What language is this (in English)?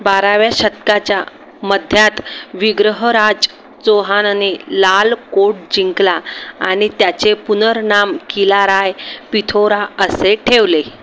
Marathi